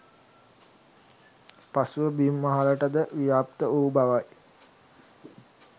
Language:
Sinhala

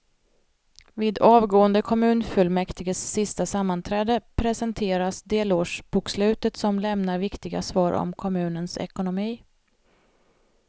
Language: Swedish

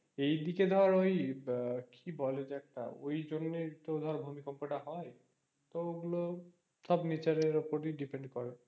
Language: Bangla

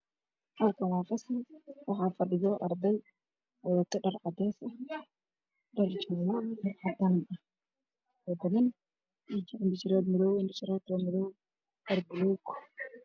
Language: Somali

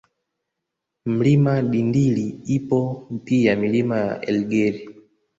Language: Swahili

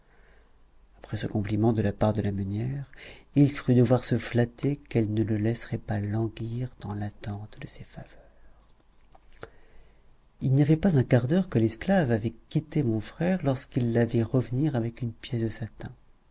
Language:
French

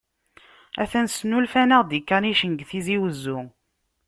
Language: Kabyle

